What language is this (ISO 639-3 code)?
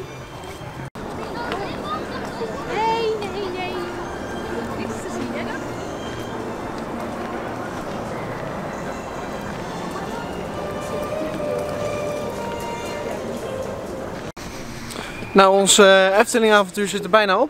nld